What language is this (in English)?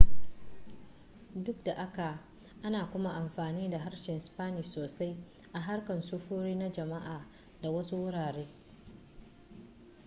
Hausa